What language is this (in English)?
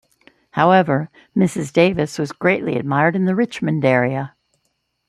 English